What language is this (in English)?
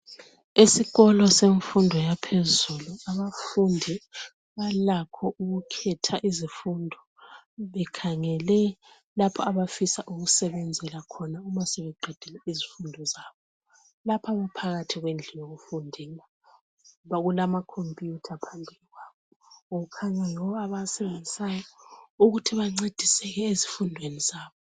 North Ndebele